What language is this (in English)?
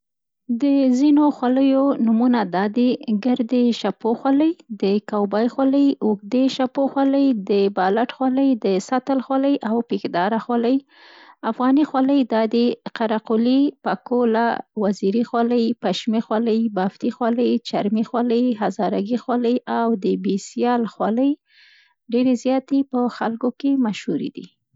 Central Pashto